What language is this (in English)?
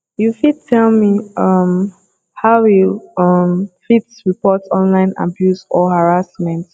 Nigerian Pidgin